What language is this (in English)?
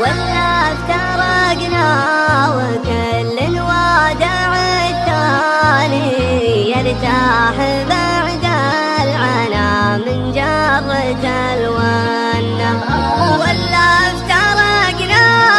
Arabic